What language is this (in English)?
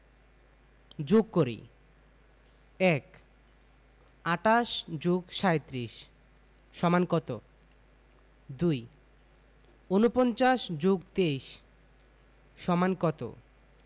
Bangla